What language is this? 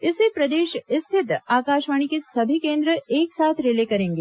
Hindi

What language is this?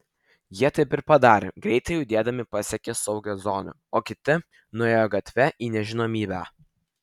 Lithuanian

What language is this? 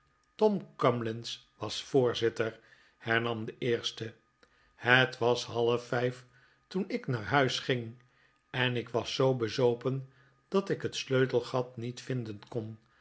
Dutch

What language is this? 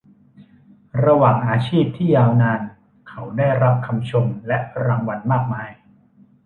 Thai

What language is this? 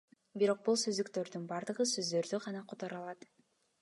Kyrgyz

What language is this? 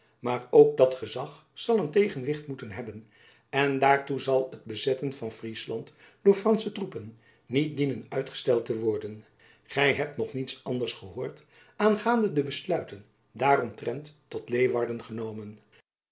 Dutch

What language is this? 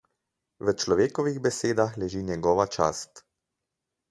Slovenian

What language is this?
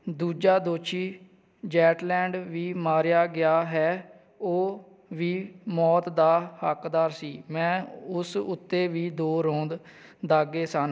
Punjabi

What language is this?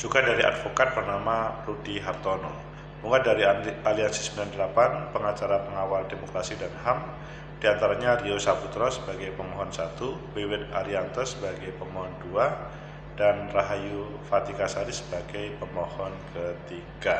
Indonesian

